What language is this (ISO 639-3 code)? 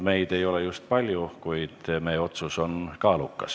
est